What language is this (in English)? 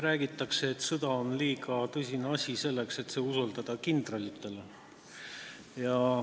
Estonian